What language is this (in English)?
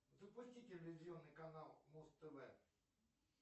Russian